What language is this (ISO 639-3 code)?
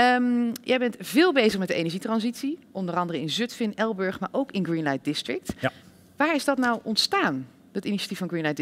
nld